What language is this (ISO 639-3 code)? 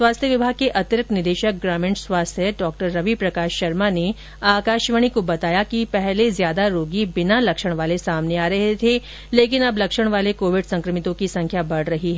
hin